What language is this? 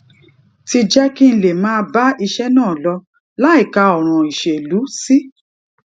Yoruba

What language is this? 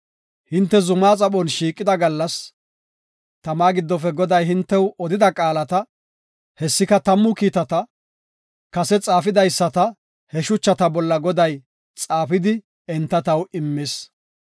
Gofa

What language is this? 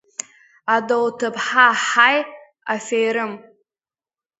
Abkhazian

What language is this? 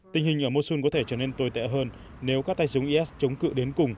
Vietnamese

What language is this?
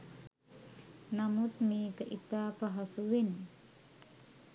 Sinhala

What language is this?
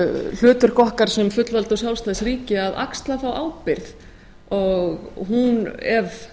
Icelandic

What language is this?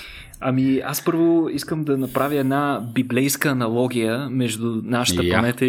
Bulgarian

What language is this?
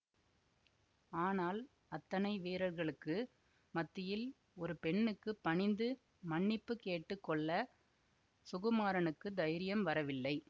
Tamil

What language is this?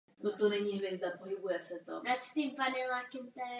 Czech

